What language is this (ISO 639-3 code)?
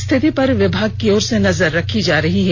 hin